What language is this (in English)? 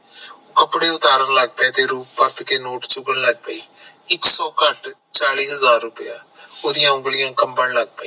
Punjabi